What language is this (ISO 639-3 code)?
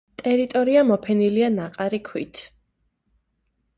kat